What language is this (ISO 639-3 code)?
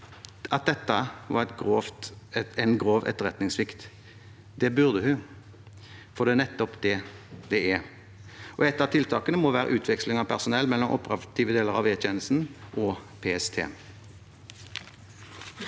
nor